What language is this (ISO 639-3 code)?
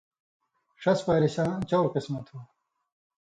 mvy